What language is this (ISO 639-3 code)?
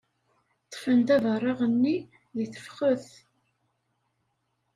kab